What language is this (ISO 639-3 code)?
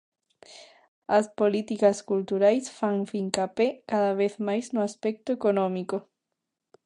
glg